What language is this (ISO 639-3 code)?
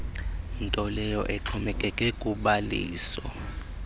xho